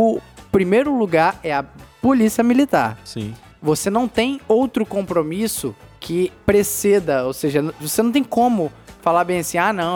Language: Portuguese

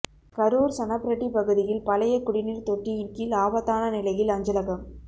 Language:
Tamil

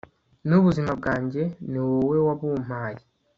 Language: Kinyarwanda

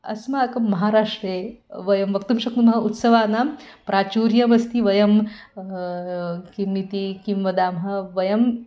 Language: Sanskrit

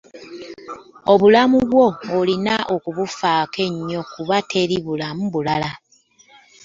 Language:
Ganda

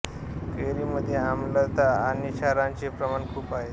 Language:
Marathi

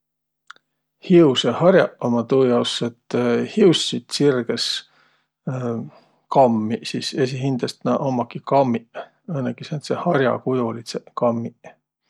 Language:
Võro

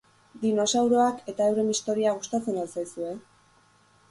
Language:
Basque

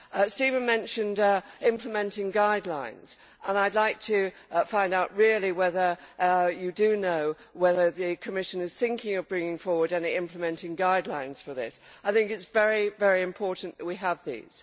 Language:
English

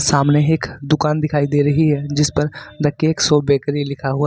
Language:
Hindi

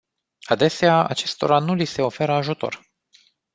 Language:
Romanian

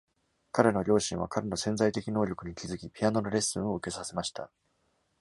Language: Japanese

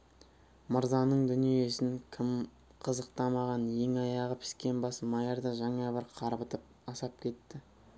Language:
Kazakh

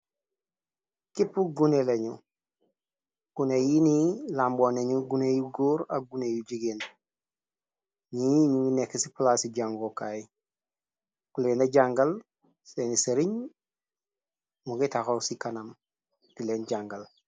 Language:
Wolof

